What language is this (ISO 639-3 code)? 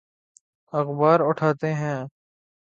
urd